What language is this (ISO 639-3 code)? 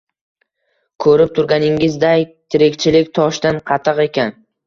uzb